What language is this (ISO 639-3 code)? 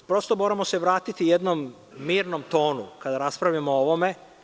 srp